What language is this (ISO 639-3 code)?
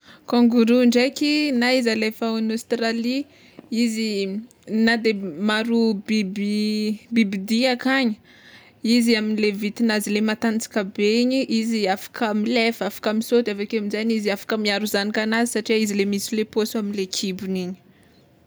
xmw